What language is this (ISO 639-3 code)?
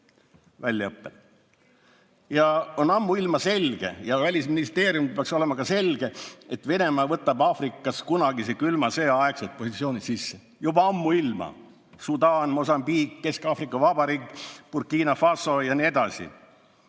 est